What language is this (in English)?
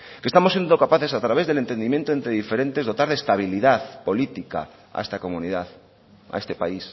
Spanish